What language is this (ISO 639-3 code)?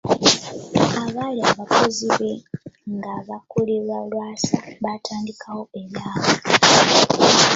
lug